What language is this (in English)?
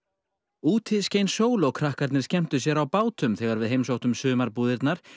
Icelandic